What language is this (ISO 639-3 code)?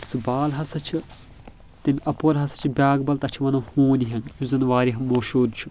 kas